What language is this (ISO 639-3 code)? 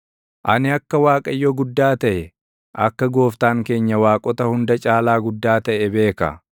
orm